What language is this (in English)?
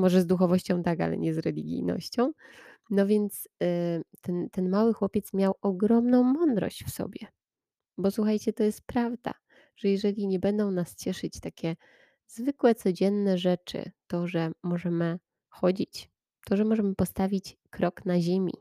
Polish